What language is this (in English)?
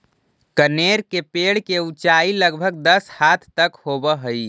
Magahi